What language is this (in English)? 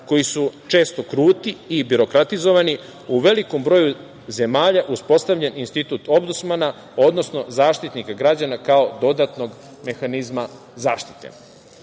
Serbian